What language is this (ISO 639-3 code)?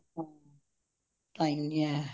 pan